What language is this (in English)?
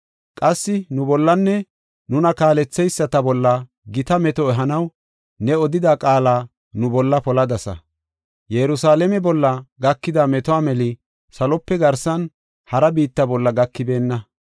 Gofa